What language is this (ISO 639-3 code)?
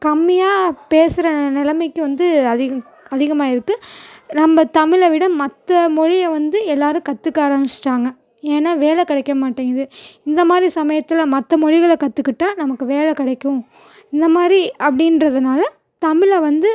tam